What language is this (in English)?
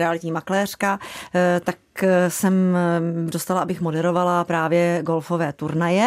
Czech